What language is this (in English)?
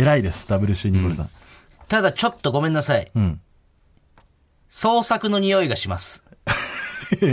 Japanese